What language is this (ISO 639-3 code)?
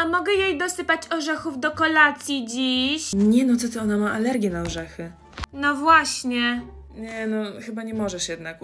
pol